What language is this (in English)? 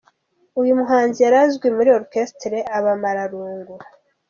Kinyarwanda